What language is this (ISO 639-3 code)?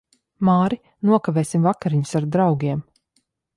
lav